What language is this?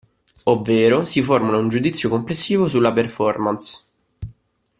Italian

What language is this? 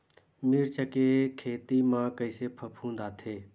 Chhattisgarhi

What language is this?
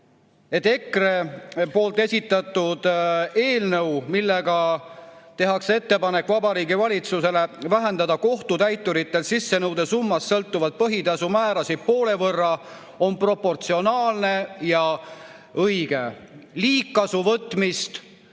Estonian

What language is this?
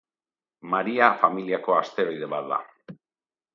Basque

